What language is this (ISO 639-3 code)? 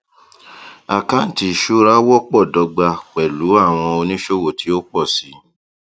yor